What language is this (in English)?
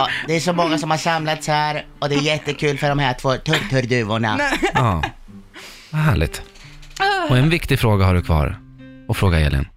Swedish